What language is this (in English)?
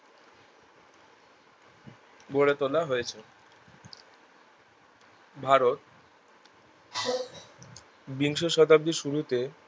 Bangla